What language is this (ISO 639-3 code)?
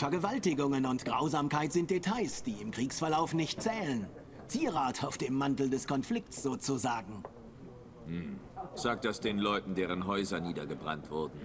deu